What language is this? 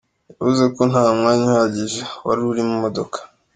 Kinyarwanda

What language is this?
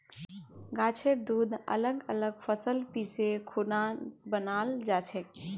Magahi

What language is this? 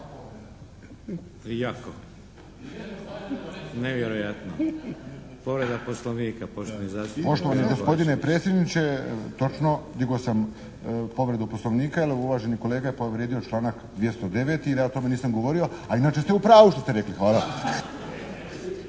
Croatian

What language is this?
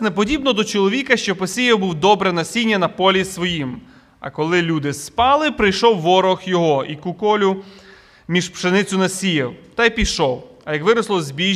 Ukrainian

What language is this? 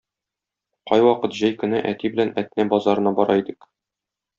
Tatar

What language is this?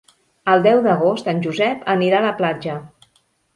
Catalan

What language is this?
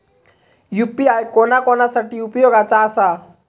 Marathi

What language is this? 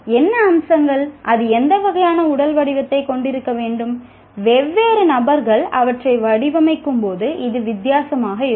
Tamil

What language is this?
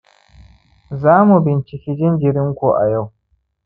Hausa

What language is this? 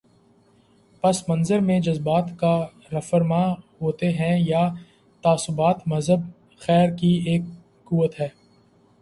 Urdu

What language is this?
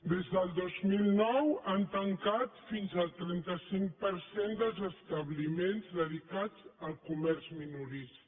Catalan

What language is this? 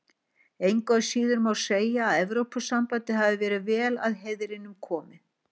Icelandic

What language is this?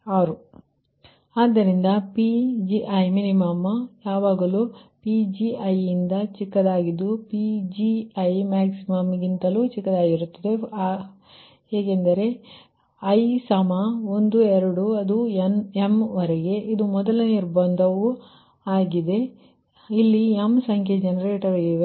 Kannada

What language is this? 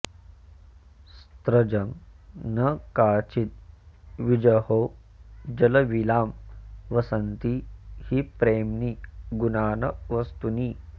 Sanskrit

